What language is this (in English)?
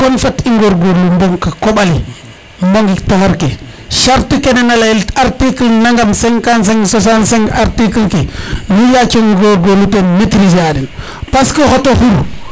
Serer